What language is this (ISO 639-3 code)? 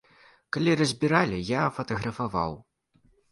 bel